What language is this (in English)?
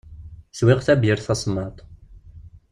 Kabyle